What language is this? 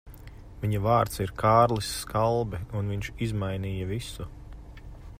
Latvian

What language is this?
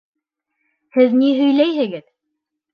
Bashkir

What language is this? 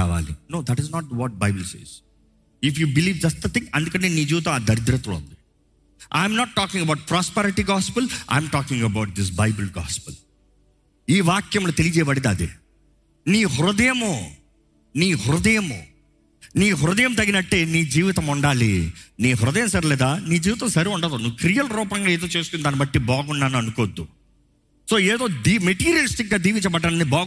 Telugu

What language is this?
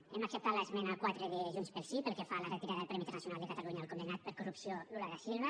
Catalan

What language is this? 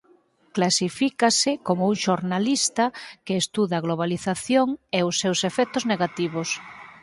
Galician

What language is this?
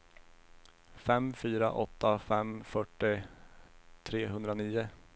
Swedish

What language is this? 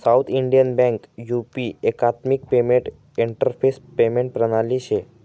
Marathi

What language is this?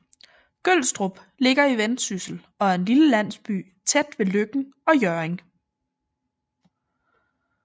Danish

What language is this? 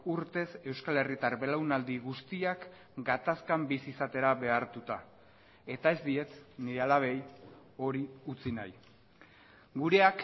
Basque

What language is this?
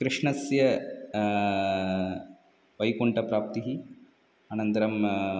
Sanskrit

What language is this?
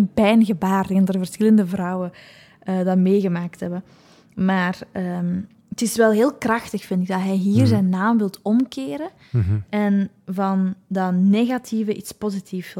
Dutch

